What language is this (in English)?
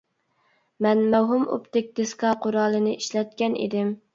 Uyghur